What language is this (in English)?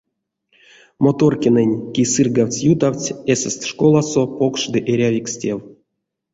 Erzya